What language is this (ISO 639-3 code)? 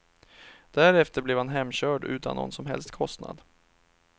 swe